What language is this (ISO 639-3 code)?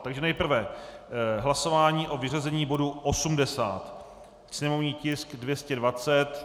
ces